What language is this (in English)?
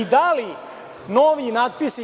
Serbian